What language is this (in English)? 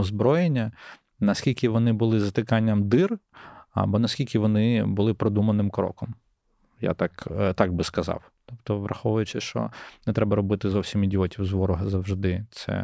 Ukrainian